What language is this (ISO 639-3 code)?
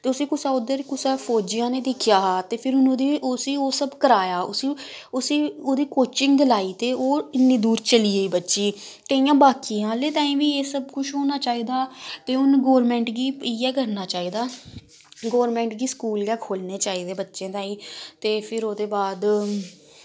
doi